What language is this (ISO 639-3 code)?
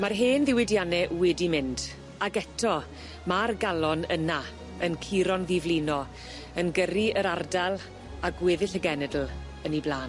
cym